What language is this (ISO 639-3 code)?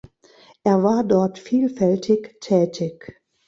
deu